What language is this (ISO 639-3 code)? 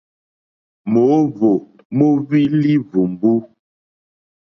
bri